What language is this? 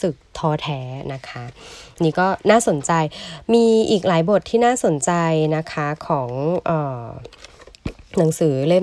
Thai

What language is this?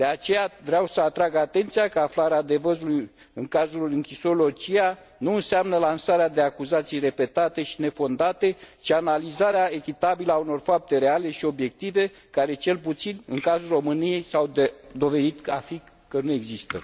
Romanian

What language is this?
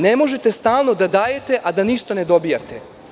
Serbian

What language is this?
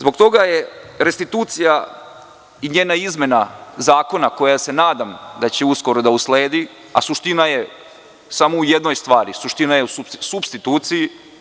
Serbian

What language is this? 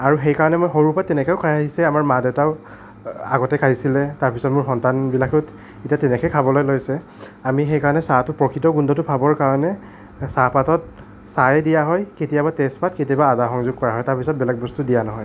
Assamese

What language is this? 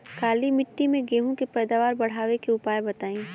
Bhojpuri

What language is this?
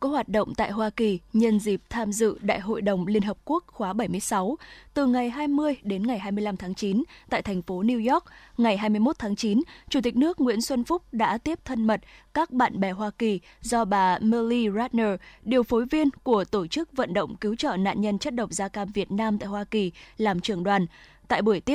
Vietnamese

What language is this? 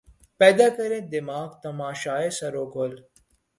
Urdu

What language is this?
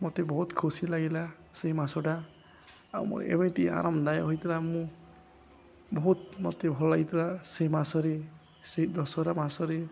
Odia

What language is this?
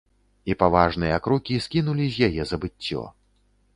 Belarusian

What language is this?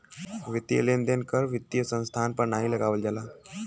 Bhojpuri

